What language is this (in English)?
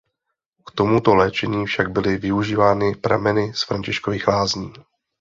Czech